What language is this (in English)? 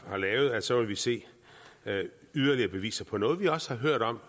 Danish